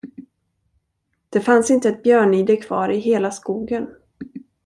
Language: Swedish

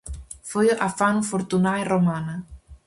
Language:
Galician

